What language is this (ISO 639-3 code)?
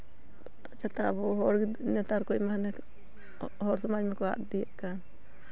sat